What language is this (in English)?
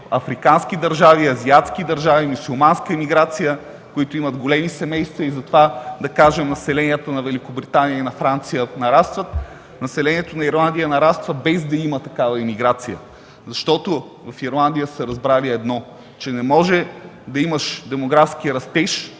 Bulgarian